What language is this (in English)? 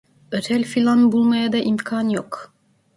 Turkish